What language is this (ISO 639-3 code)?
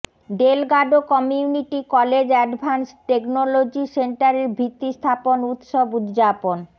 ben